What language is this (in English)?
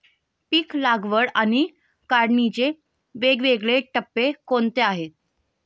Marathi